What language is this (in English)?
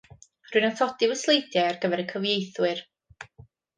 Welsh